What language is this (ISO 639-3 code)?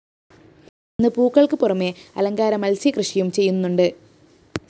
mal